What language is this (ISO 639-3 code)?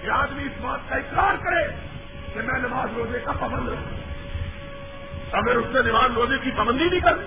urd